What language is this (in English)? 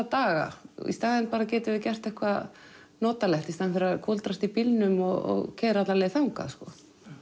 Icelandic